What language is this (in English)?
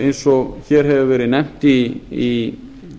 Icelandic